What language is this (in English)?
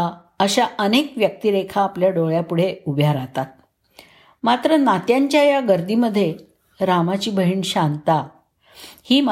Marathi